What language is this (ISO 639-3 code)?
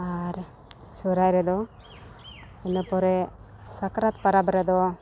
sat